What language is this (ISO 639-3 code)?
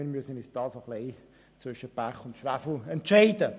gsw